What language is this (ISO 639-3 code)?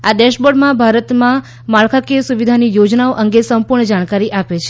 guj